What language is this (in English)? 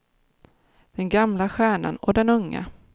Swedish